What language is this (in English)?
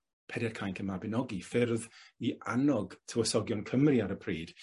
Welsh